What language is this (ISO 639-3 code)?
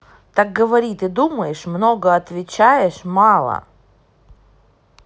rus